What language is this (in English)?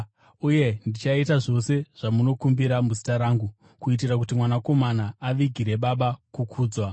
Shona